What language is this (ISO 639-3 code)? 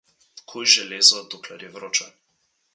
slv